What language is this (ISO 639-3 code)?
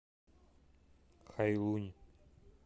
rus